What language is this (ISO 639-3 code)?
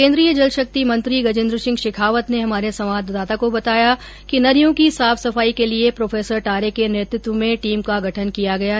hin